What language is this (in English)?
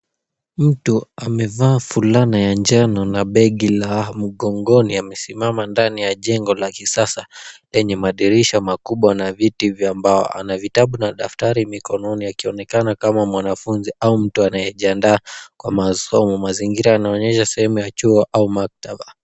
Swahili